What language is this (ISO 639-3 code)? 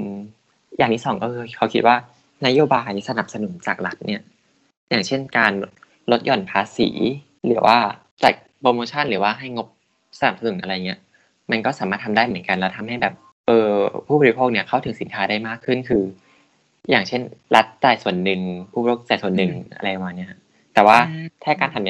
tha